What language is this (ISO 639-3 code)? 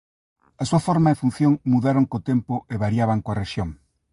glg